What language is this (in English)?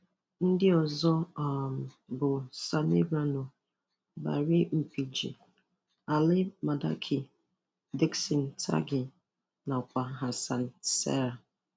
Igbo